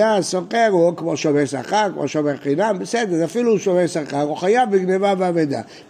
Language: Hebrew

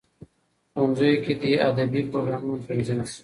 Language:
Pashto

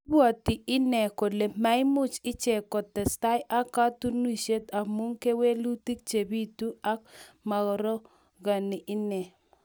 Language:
Kalenjin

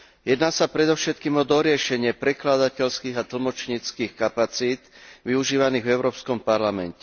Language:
Slovak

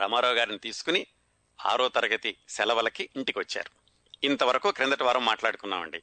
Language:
Telugu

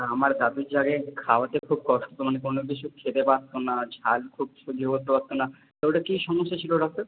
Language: Bangla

